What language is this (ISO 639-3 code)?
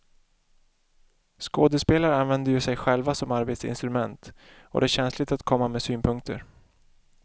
swe